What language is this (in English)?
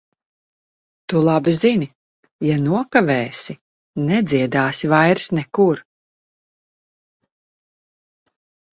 Latvian